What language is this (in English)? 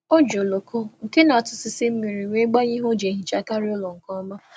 Igbo